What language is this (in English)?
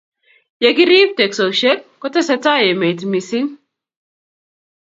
Kalenjin